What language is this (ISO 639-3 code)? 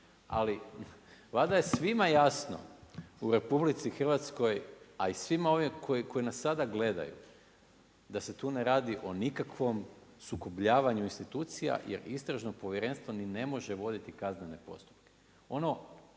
hrv